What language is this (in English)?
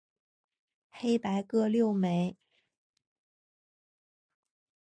Chinese